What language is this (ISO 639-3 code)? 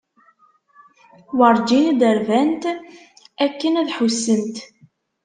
kab